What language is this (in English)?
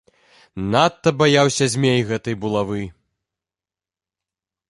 Belarusian